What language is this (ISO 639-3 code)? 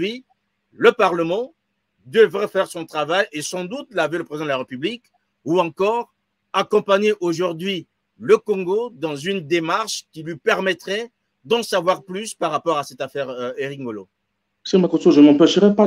fra